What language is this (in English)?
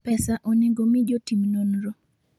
Luo (Kenya and Tanzania)